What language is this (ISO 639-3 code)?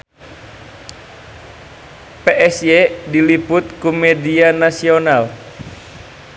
sun